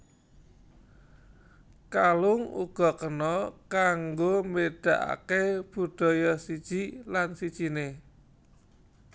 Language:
Javanese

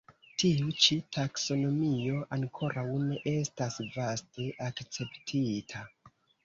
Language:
Esperanto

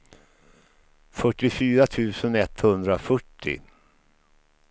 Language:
Swedish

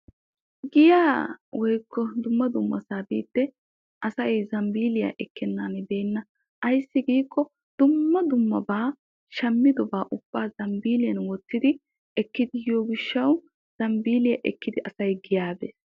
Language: Wolaytta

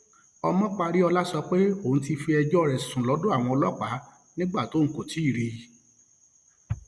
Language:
Yoruba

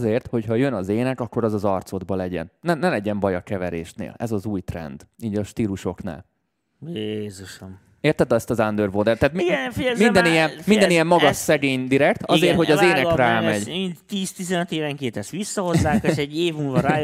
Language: Hungarian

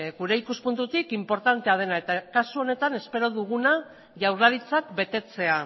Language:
Basque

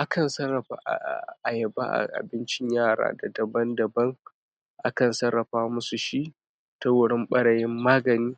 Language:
Hausa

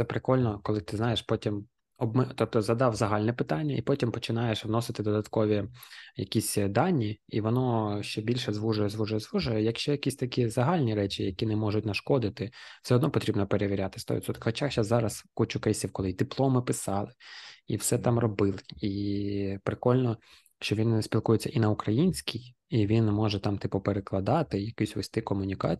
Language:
Ukrainian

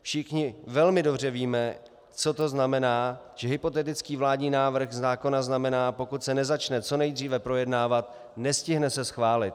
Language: Czech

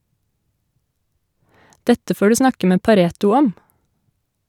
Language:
Norwegian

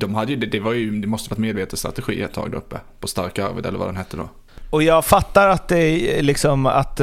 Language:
Swedish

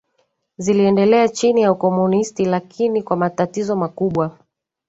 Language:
Swahili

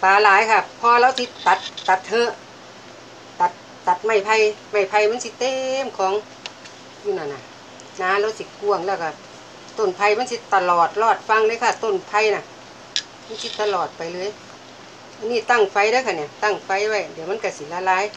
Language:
Thai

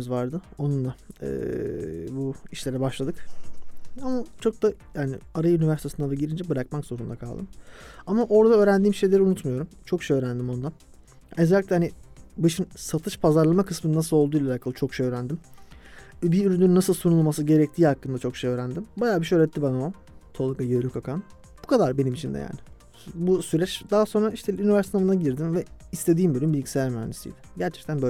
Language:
Turkish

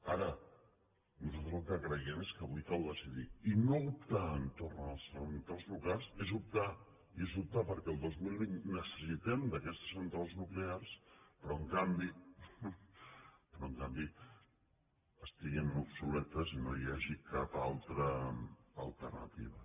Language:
Catalan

